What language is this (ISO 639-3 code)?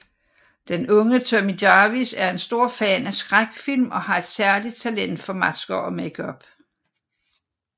dan